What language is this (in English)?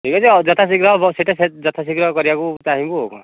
Odia